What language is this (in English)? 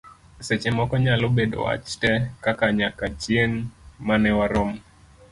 Luo (Kenya and Tanzania)